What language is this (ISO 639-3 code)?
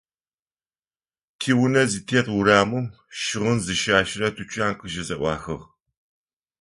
ady